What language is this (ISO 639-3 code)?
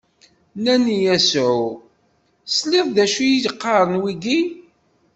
kab